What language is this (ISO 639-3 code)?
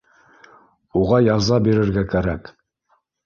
bak